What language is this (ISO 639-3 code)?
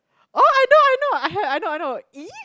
eng